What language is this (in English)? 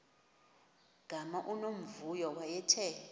Xhosa